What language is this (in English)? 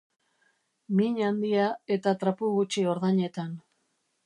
Basque